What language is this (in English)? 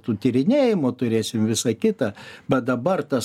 Lithuanian